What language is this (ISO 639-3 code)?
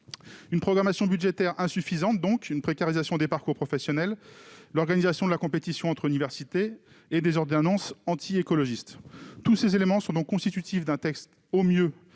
fra